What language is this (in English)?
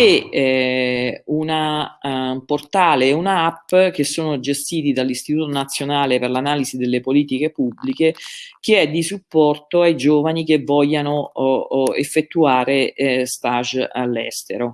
Italian